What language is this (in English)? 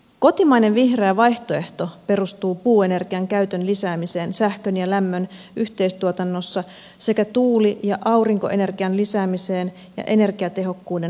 Finnish